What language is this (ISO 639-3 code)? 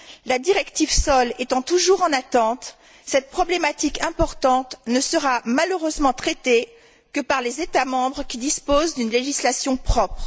fra